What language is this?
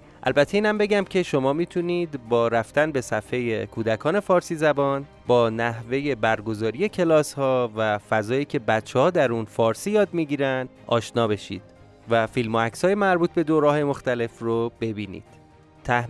Persian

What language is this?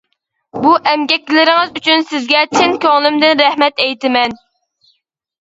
Uyghur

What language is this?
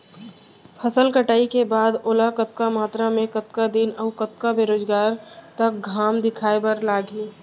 Chhattisgarhi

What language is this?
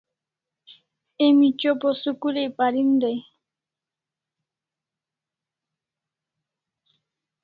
Kalasha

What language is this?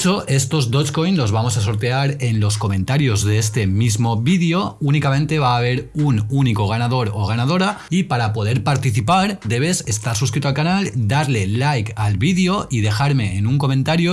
Spanish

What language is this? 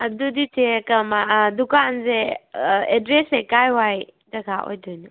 Manipuri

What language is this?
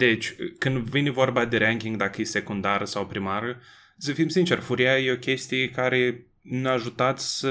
Romanian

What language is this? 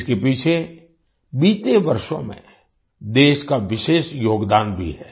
Hindi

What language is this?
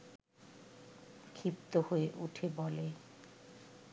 Bangla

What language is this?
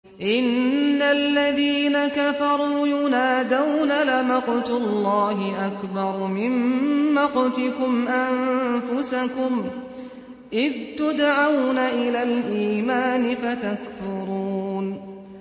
Arabic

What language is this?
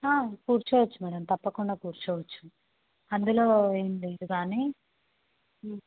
Telugu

